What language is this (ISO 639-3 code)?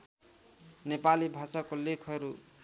nep